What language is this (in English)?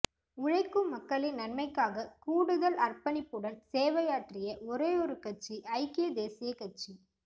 Tamil